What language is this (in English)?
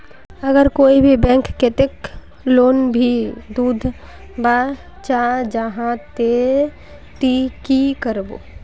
Magahi